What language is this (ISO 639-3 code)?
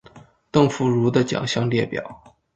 zho